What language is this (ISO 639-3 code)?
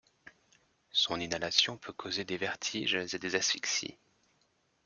fra